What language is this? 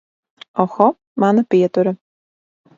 Latvian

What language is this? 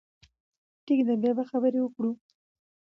Pashto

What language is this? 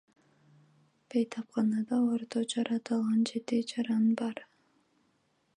Kyrgyz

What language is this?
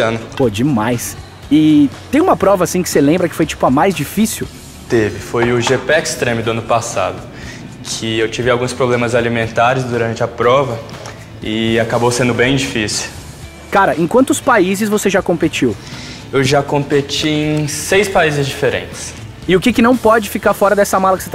Portuguese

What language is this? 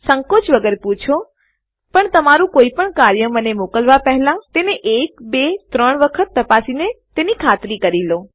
Gujarati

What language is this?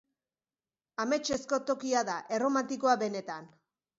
Basque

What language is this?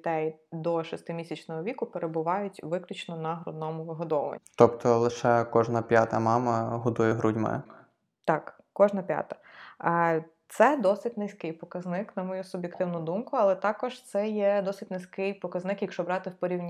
Ukrainian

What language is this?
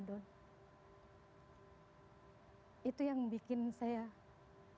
Indonesian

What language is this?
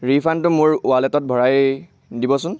Assamese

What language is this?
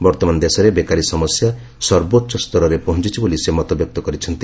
Odia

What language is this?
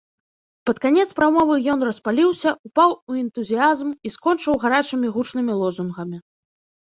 Belarusian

